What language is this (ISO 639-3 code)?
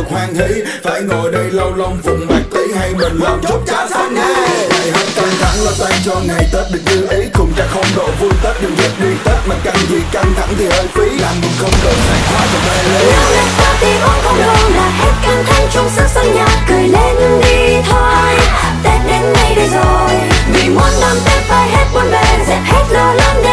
vie